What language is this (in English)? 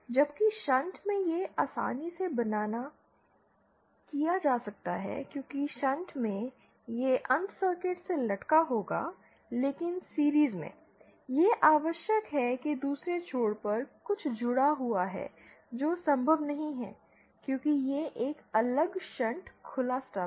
Hindi